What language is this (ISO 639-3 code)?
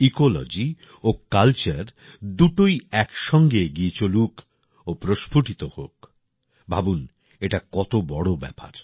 ben